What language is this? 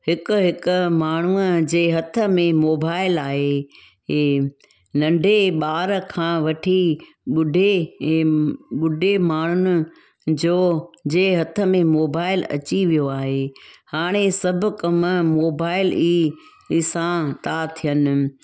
Sindhi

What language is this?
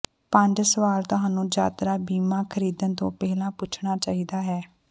Punjabi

